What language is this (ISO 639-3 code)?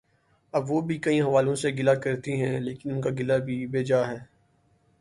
urd